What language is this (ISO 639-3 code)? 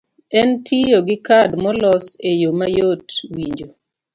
luo